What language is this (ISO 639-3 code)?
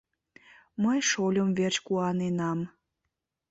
chm